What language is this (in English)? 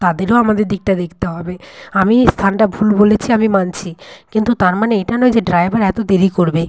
Bangla